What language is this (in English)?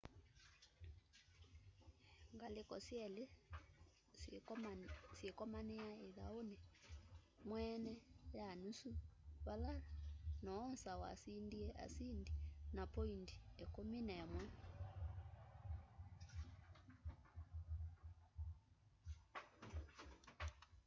Kamba